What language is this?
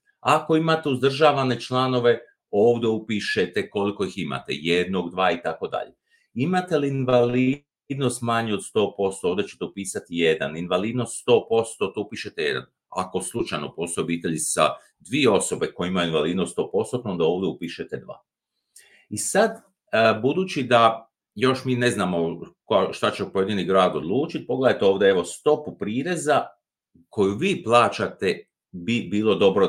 Croatian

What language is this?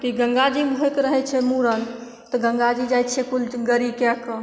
Maithili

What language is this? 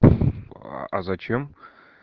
Russian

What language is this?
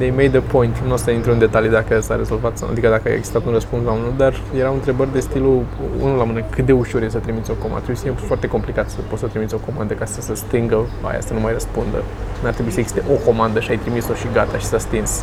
Romanian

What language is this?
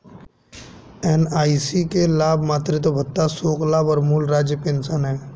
Hindi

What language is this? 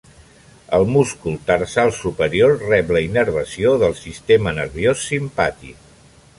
Catalan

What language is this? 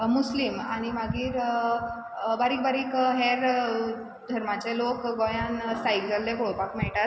Konkani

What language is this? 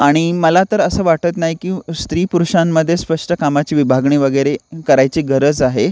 Marathi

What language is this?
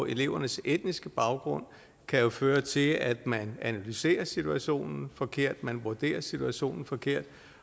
Danish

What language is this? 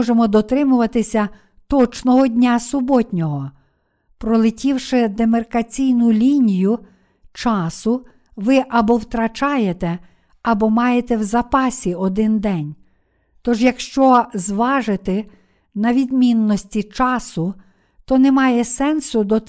Ukrainian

